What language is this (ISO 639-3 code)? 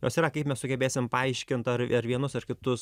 lit